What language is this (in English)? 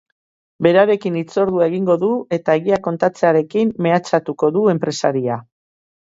Basque